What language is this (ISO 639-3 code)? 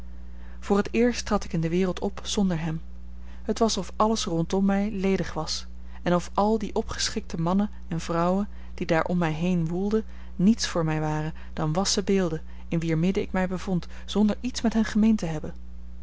nld